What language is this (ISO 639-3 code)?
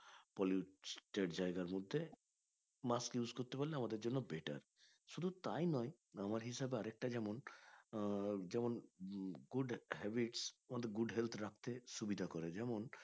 ben